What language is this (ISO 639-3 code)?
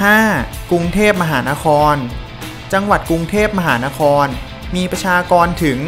tha